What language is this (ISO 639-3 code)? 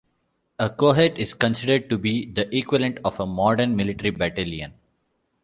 eng